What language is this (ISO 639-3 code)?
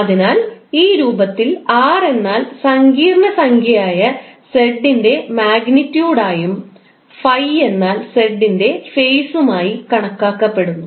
mal